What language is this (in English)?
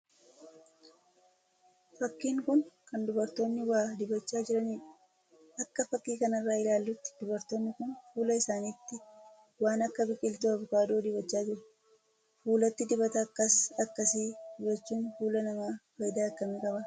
Oromo